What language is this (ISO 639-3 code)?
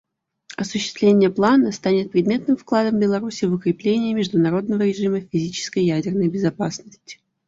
rus